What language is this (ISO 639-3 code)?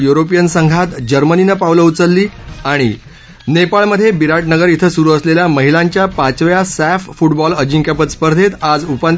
mar